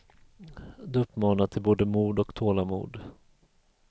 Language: Swedish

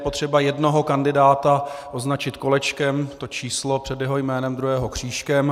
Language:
Czech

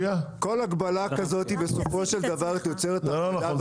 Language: Hebrew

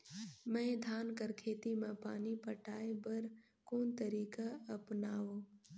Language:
Chhattisgarhi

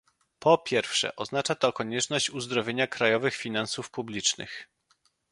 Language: Polish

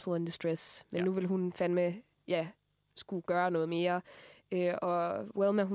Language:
Danish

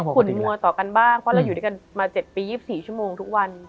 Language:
Thai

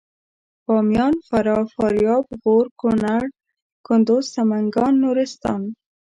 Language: Pashto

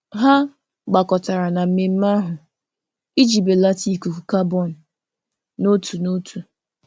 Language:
Igbo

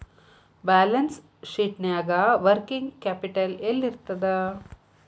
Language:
Kannada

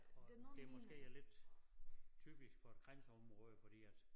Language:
Danish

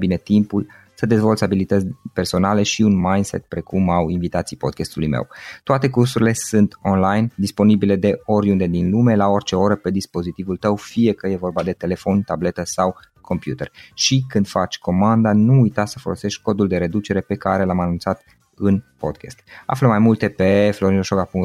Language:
Romanian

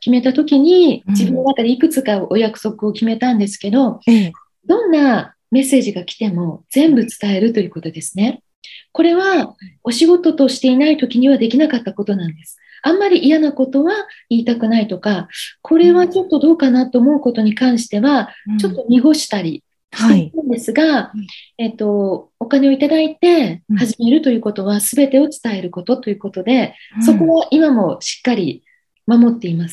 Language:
Japanese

